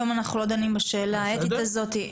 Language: Hebrew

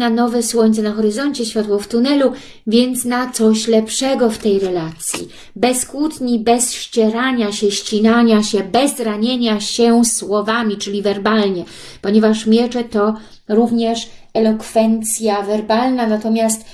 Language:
Polish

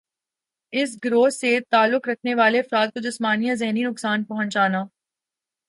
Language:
Urdu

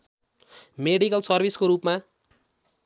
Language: Nepali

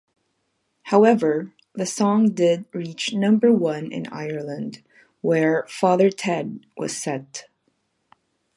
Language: English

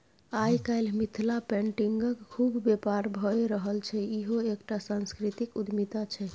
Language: Maithili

